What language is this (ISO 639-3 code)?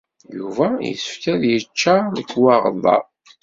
kab